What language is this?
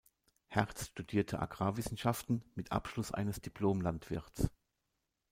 German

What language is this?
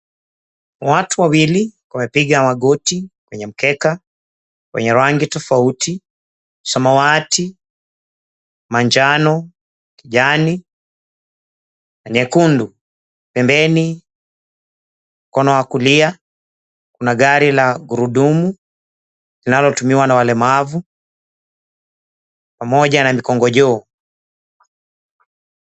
Swahili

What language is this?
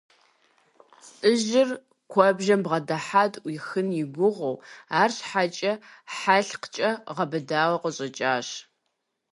Kabardian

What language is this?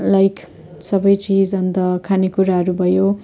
Nepali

